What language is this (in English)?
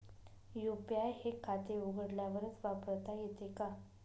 Marathi